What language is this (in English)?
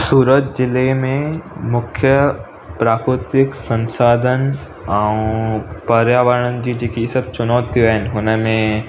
Sindhi